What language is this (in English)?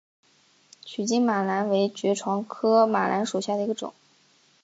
Chinese